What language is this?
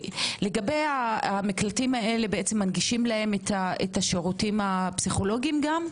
Hebrew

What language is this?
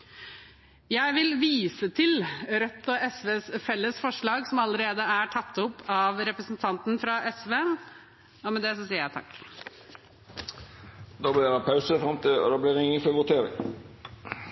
Norwegian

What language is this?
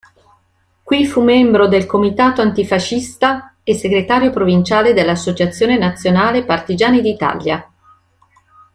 Italian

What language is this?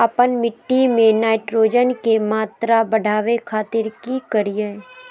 Magahi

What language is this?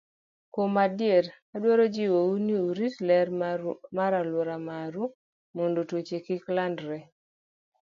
Luo (Kenya and Tanzania)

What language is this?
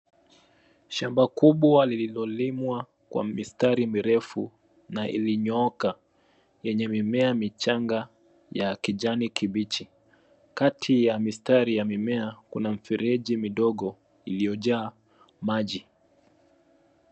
Swahili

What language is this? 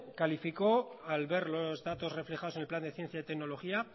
Spanish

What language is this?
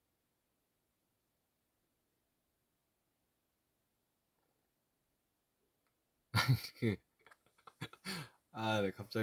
Korean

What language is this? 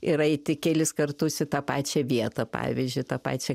Lithuanian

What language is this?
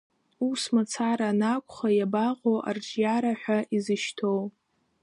Abkhazian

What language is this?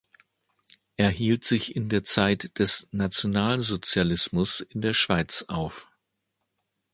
German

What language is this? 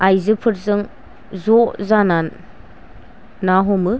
Bodo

